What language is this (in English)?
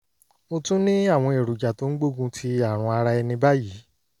Yoruba